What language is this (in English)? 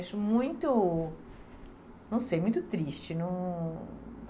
Portuguese